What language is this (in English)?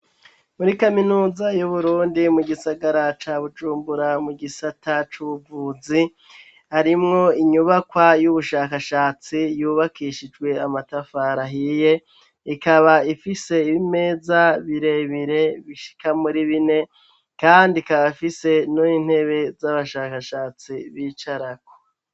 Rundi